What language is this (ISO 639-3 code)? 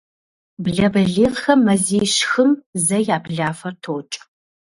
kbd